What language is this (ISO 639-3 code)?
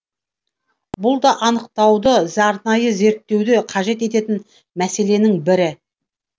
kaz